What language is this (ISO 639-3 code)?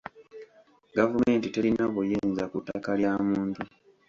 lug